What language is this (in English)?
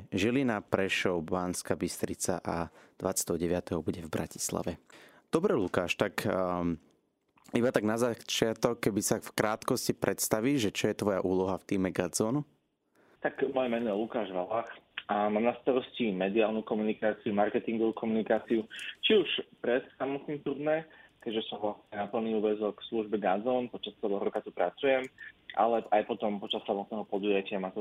Slovak